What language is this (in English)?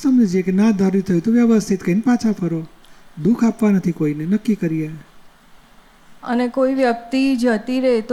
Gujarati